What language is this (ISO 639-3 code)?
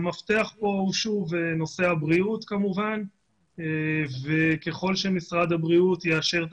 heb